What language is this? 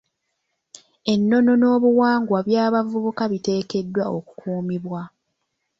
Ganda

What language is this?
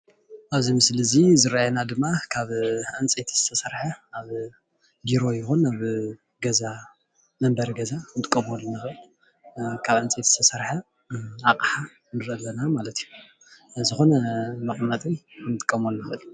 Tigrinya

